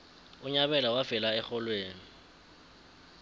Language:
South Ndebele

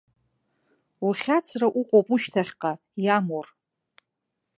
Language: Abkhazian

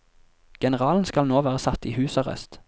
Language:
Norwegian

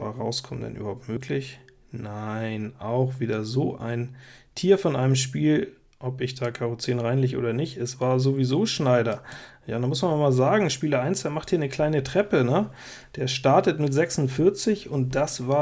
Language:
German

